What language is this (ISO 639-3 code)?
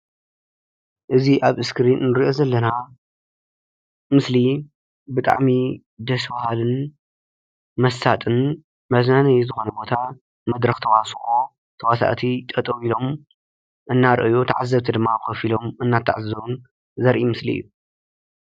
tir